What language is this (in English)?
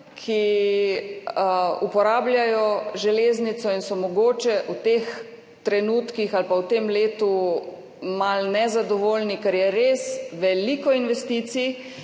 Slovenian